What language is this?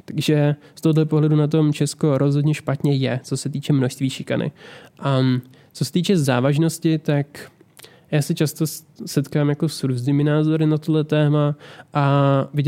Czech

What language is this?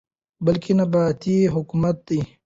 Pashto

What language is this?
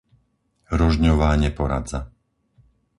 Slovak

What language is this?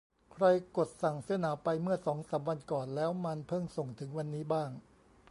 Thai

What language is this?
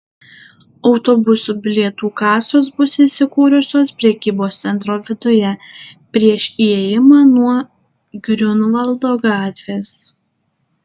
Lithuanian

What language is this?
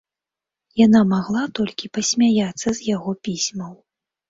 Belarusian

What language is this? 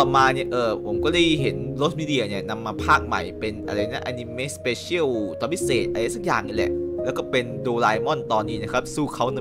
Thai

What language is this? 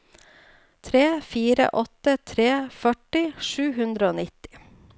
Norwegian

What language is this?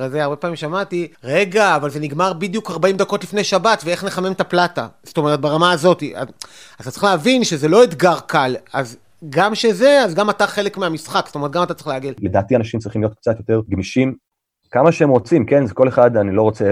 Hebrew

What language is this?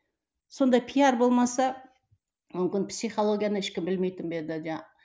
Kazakh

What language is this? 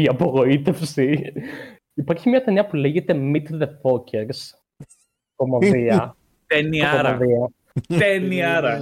Greek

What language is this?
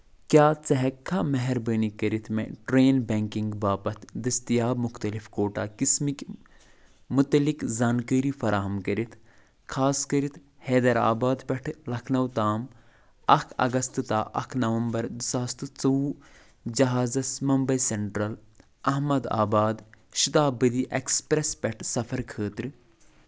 Kashmiri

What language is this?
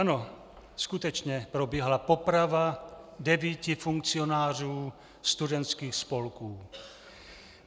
Czech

